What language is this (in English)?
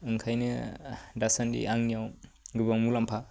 Bodo